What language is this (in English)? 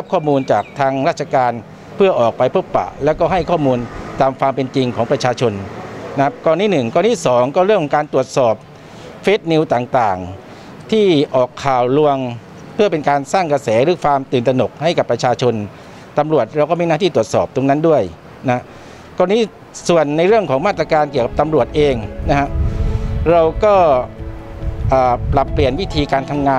Thai